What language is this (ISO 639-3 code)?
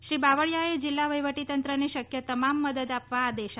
guj